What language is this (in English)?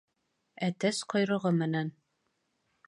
Bashkir